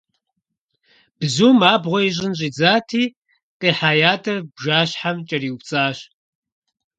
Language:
Kabardian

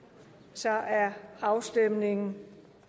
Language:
Danish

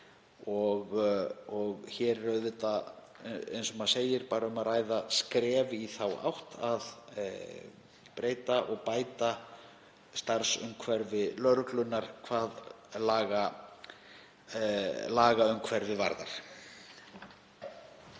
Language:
Icelandic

